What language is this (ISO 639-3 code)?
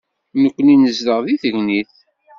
kab